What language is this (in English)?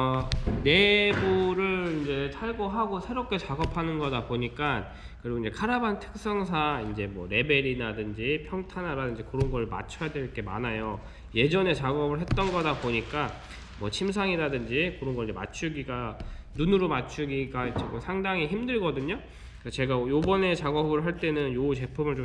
Korean